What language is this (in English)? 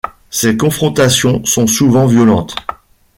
French